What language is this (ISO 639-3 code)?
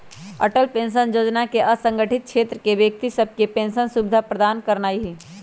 mag